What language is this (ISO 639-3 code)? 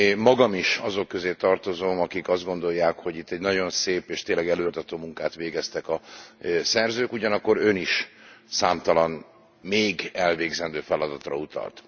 hun